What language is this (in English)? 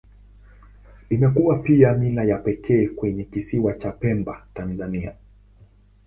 Swahili